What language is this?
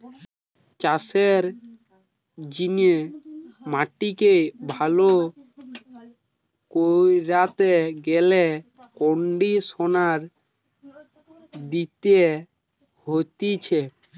Bangla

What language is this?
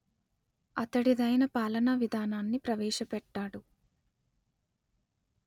Telugu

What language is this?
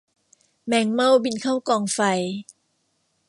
Thai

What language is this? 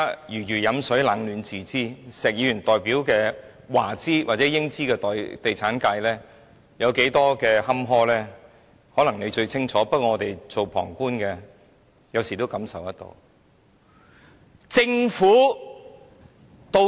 Cantonese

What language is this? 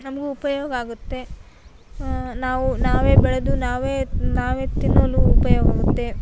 Kannada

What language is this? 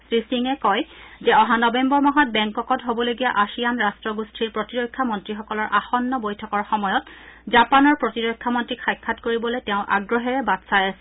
Assamese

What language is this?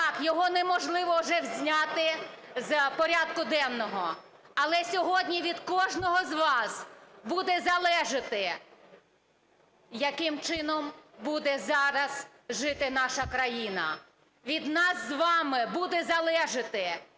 Ukrainian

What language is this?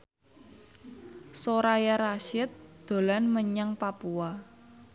Javanese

